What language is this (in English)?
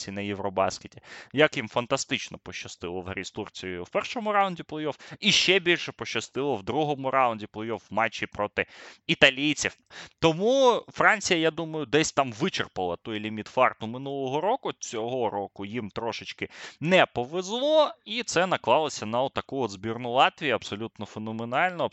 Ukrainian